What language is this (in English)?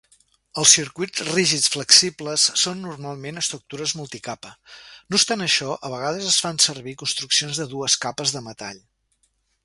Catalan